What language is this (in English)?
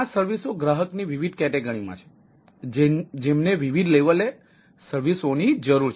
Gujarati